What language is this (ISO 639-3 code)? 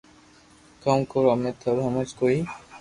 lrk